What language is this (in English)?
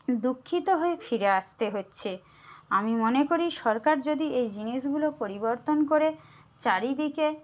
Bangla